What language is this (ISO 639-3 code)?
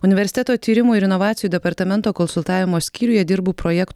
lit